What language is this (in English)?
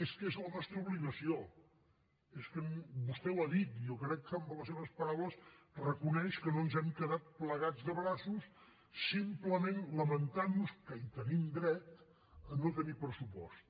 Catalan